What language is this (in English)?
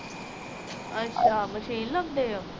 Punjabi